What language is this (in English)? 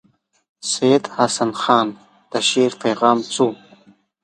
Pashto